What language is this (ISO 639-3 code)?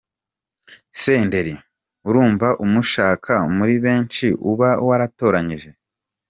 kin